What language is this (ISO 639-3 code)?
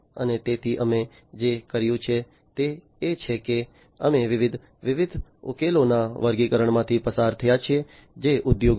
guj